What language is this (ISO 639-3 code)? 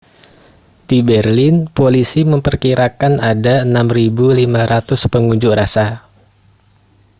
ind